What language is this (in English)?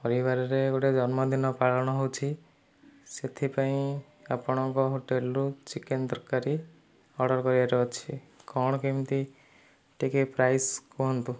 Odia